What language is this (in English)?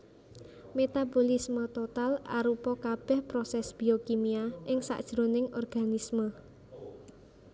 Javanese